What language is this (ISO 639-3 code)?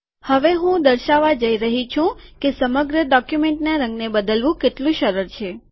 guj